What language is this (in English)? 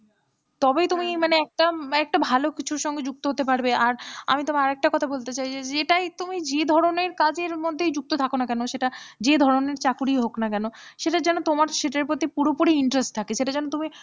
Bangla